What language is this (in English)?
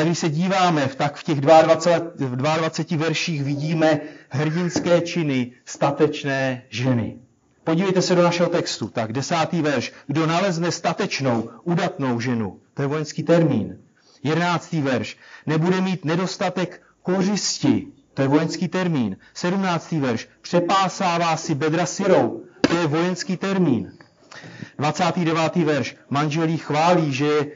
Czech